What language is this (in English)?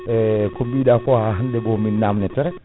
Fula